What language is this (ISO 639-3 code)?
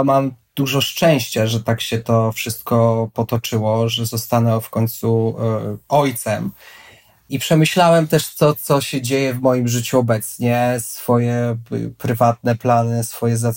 pol